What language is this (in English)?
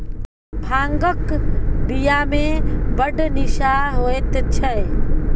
Maithili